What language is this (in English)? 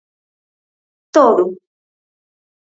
Galician